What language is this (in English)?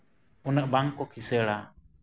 Santali